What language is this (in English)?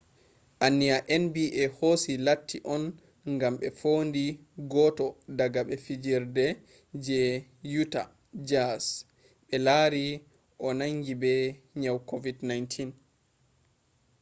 Fula